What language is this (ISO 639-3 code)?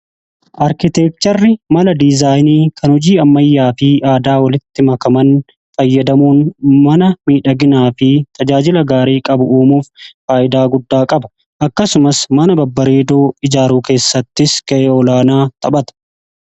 orm